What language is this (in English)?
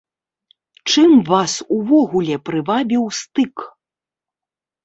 Belarusian